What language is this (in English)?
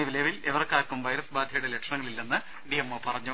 Malayalam